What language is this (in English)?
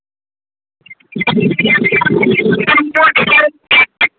Maithili